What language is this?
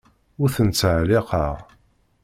Kabyle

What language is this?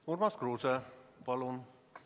Estonian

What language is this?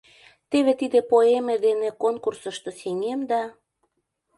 Mari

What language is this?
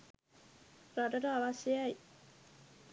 Sinhala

